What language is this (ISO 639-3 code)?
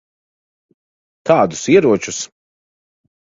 lav